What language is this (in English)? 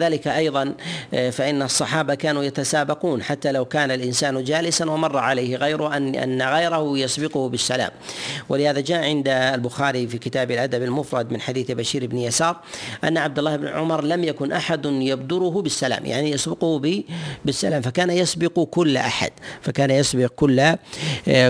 Arabic